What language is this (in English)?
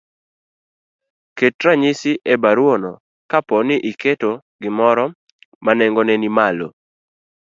Luo (Kenya and Tanzania)